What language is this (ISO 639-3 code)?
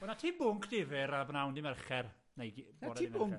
cym